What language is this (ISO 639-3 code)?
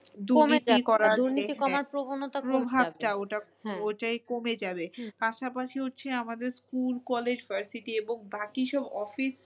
ben